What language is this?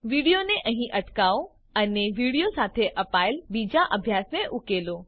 Gujarati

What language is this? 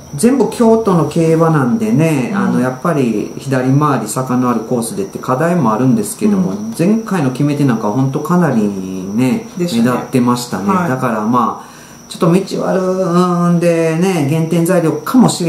Japanese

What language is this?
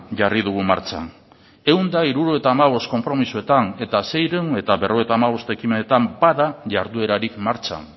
Basque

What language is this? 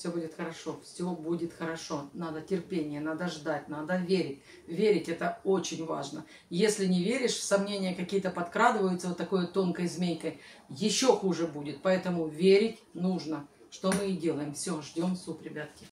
Russian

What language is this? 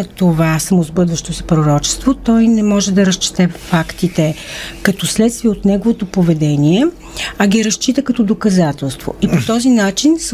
Bulgarian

